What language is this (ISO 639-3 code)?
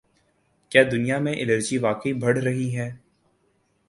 urd